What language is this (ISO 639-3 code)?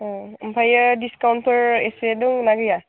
brx